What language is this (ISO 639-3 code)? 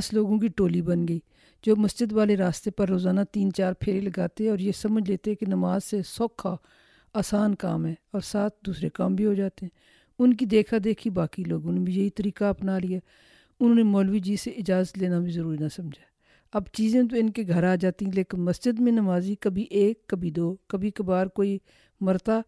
urd